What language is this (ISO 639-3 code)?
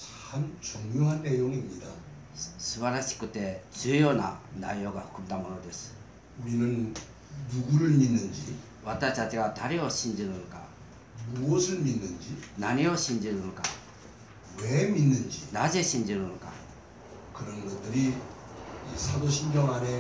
kor